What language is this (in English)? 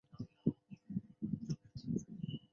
Chinese